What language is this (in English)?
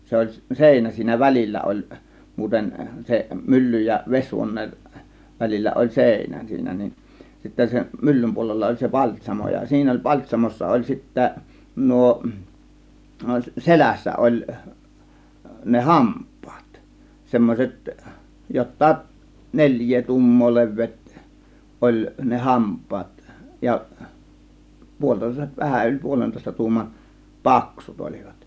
Finnish